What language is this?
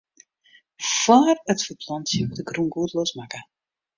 Western Frisian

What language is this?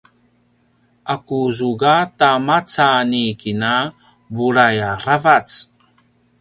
Paiwan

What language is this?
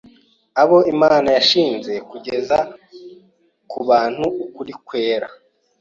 Kinyarwanda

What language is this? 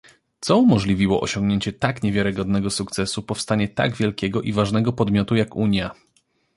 Polish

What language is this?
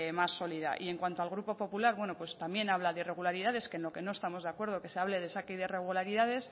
Spanish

